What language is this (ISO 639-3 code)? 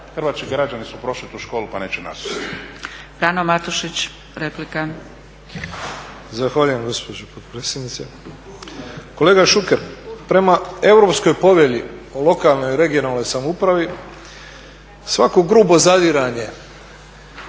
hrv